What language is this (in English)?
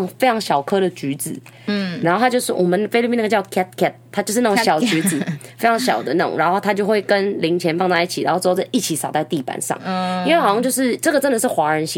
Chinese